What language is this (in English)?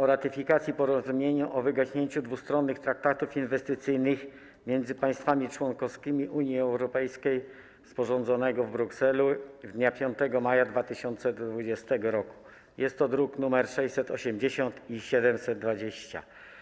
Polish